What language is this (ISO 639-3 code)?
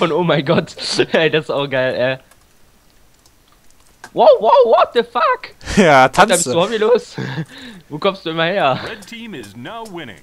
deu